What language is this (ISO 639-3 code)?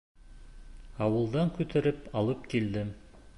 bak